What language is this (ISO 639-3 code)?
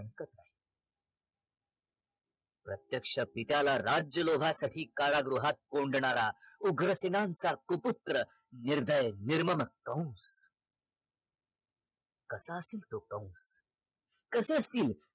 mar